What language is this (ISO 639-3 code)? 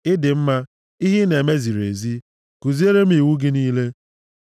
ibo